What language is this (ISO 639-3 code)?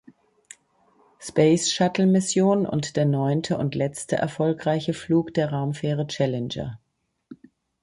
deu